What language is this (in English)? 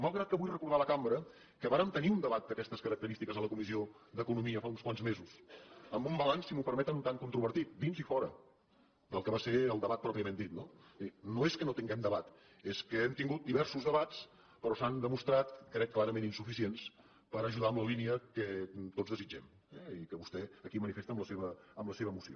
Catalan